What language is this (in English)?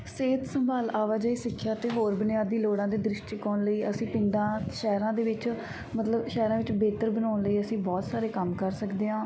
Punjabi